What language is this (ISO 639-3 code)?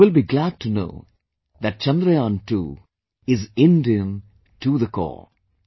eng